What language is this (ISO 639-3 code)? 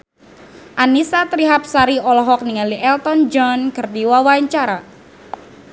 sun